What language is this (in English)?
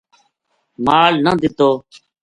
Gujari